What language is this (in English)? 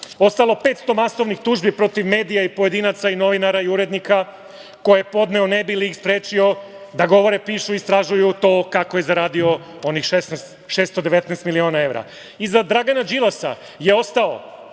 Serbian